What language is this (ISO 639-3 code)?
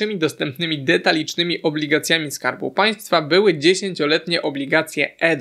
pol